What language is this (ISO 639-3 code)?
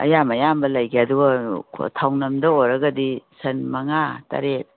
mni